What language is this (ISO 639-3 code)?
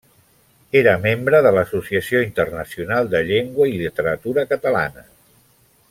cat